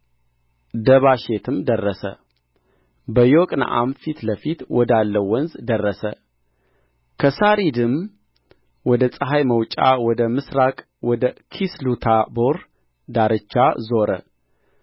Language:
Amharic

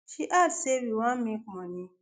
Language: Nigerian Pidgin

